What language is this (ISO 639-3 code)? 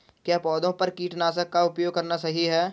hin